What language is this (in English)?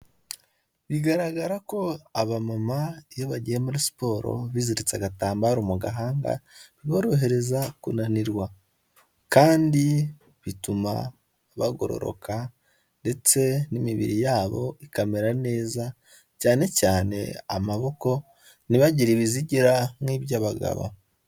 Kinyarwanda